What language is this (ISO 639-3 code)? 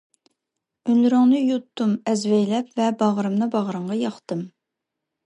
uig